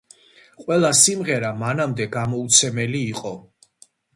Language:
Georgian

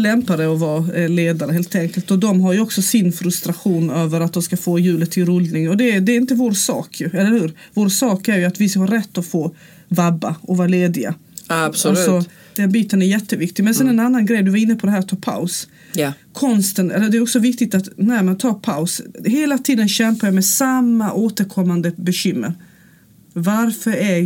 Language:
Swedish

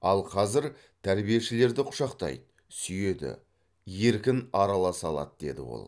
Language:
Kazakh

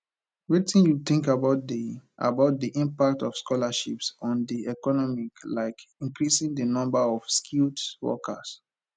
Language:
Nigerian Pidgin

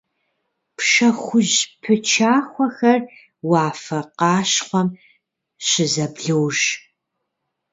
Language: Kabardian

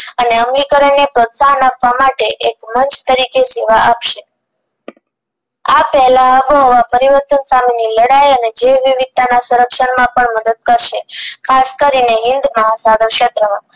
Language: Gujarati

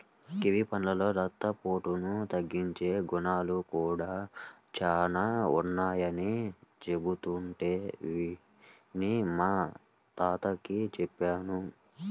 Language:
Telugu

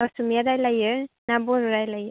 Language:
Bodo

